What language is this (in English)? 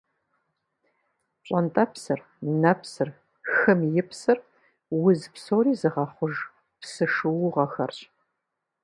Kabardian